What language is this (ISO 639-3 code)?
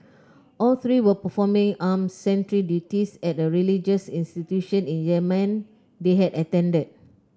eng